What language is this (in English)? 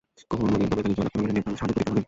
Bangla